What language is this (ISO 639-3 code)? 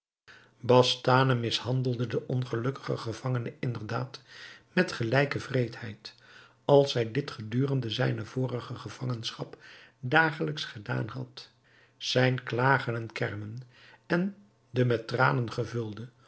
nld